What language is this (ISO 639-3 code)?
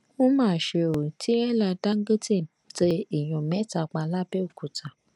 yor